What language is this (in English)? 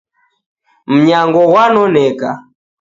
Taita